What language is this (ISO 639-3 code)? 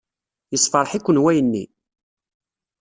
kab